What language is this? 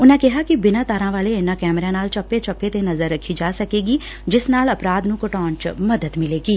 Punjabi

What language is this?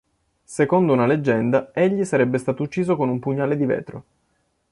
Italian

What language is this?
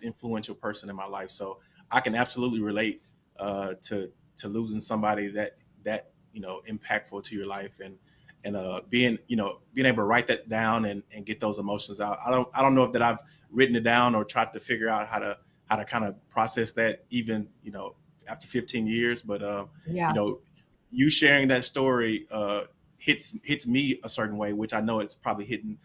English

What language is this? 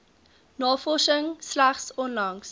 Afrikaans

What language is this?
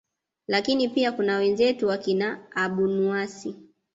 Swahili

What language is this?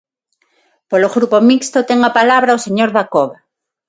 Galician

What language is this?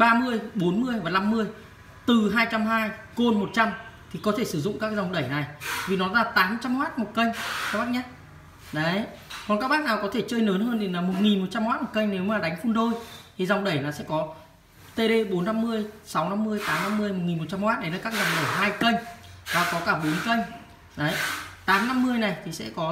Vietnamese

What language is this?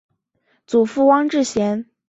Chinese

